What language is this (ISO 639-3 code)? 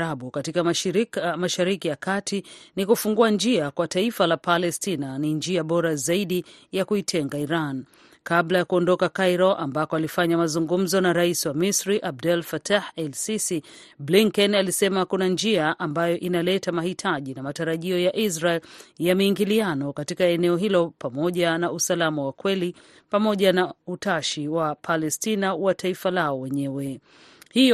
swa